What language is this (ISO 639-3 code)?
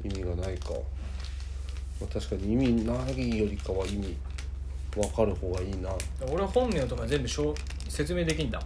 jpn